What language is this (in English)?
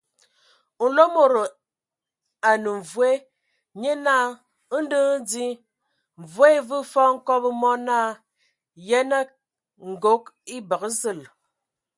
Ewondo